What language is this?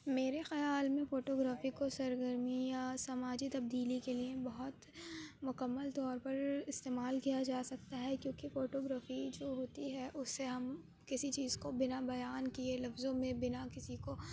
Urdu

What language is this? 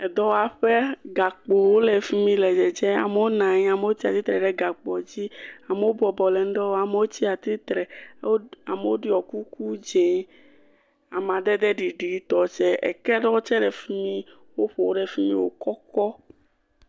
Ewe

